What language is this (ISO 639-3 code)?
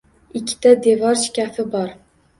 uzb